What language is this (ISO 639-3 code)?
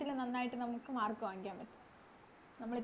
mal